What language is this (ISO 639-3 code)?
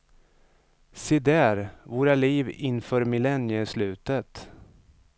swe